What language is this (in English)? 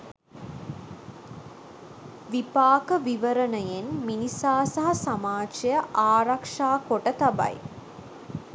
Sinhala